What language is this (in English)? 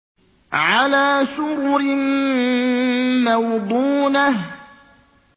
Arabic